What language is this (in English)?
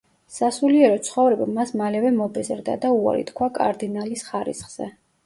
Georgian